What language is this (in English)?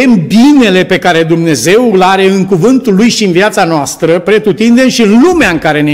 Romanian